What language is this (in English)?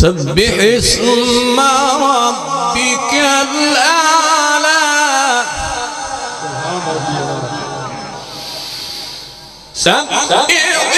Arabic